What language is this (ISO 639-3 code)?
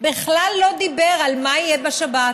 heb